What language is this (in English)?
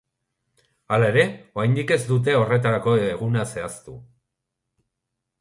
Basque